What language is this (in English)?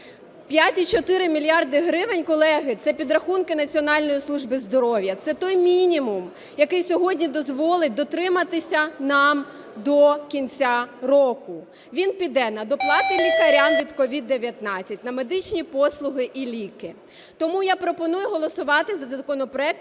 Ukrainian